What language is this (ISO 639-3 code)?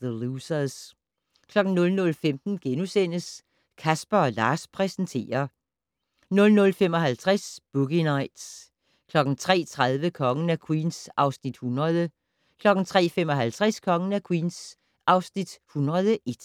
dan